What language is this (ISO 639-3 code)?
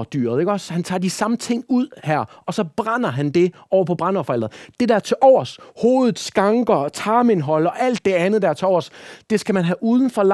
dan